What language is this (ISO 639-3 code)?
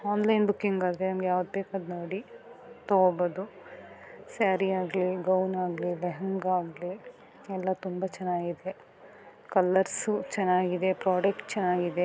kan